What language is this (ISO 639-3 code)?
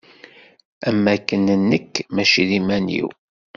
kab